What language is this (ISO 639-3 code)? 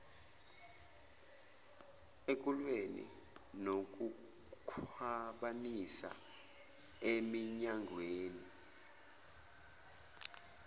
zul